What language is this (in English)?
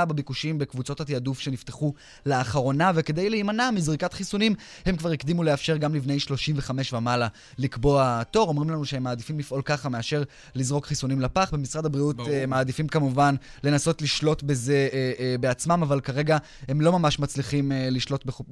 Hebrew